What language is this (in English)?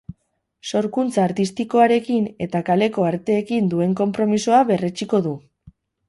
Basque